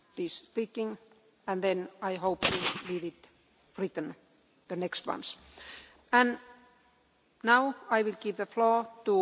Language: Hungarian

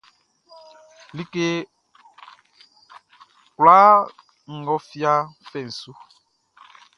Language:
Baoulé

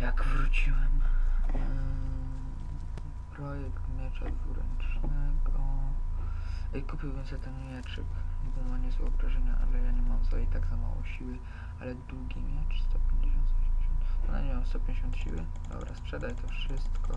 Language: Polish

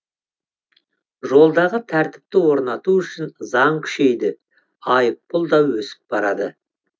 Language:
Kazakh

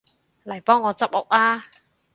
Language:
Cantonese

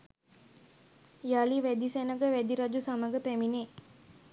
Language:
Sinhala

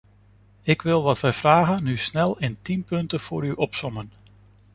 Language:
Dutch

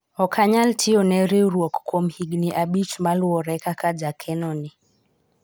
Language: Luo (Kenya and Tanzania)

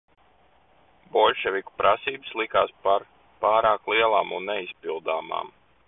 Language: Latvian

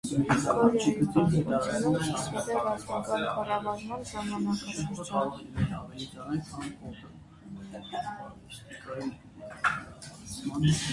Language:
Armenian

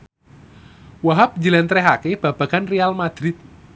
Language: Javanese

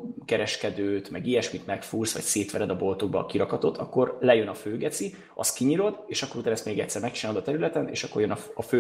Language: Hungarian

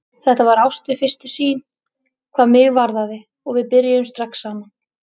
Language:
Icelandic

